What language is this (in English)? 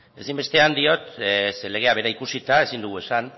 Basque